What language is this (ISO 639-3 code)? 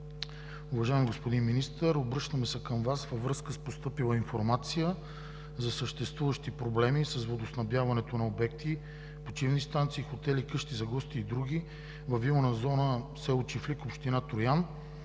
bul